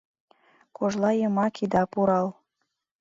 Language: Mari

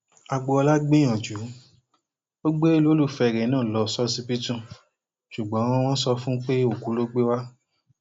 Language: Yoruba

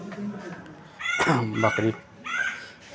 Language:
Maithili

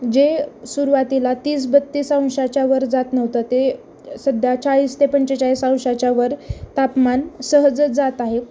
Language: Marathi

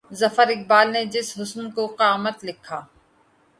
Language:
Urdu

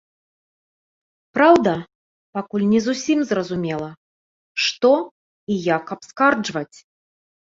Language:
Belarusian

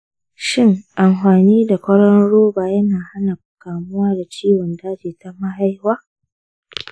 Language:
Hausa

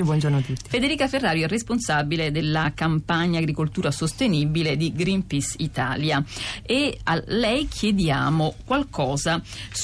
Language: Italian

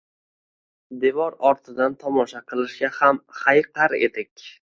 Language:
Uzbek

